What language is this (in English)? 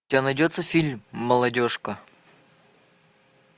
Russian